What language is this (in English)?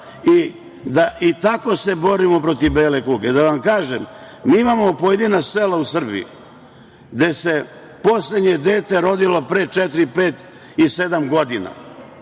Serbian